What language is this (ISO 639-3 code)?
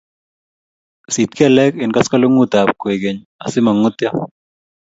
kln